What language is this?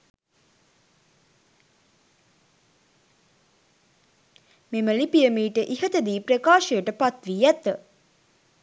Sinhala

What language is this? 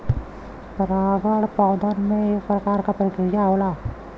Bhojpuri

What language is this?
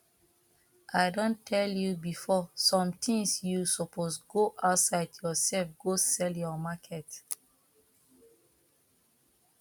Nigerian Pidgin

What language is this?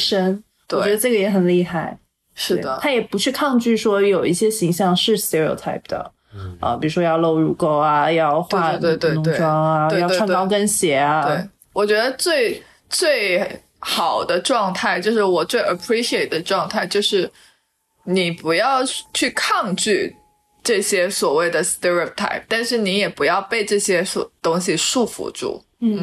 Chinese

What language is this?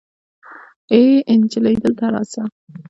Pashto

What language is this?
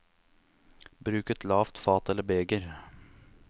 Norwegian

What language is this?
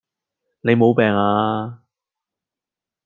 Cantonese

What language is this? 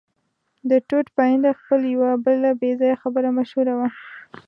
Pashto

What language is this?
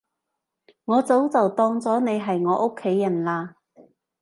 Cantonese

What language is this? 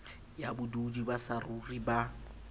Southern Sotho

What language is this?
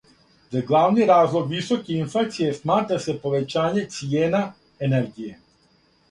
Serbian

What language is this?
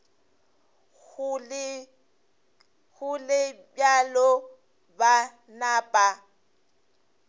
Northern Sotho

